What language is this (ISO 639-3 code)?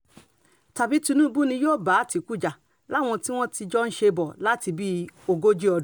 yor